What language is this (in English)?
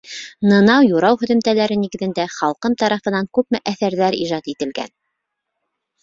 Bashkir